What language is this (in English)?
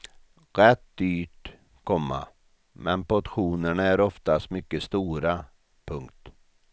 Swedish